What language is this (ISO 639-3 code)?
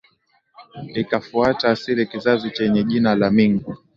swa